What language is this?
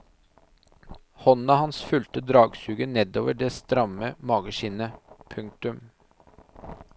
Norwegian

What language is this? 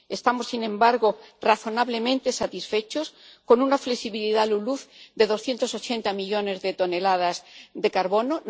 Spanish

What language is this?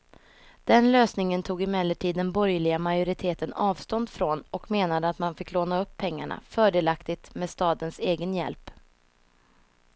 Swedish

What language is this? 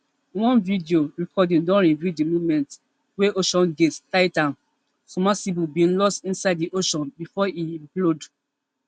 Nigerian Pidgin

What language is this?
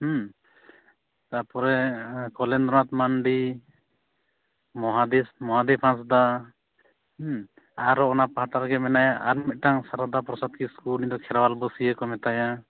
Santali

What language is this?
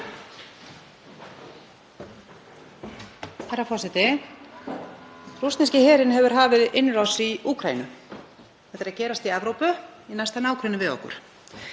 Icelandic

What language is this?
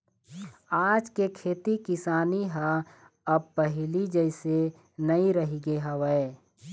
Chhattisgarhi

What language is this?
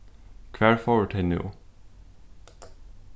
Faroese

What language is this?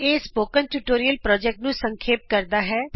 Punjabi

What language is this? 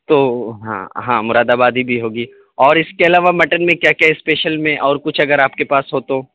Urdu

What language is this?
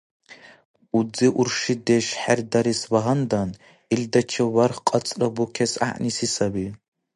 Dargwa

